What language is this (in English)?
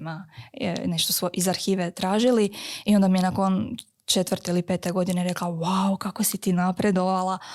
Croatian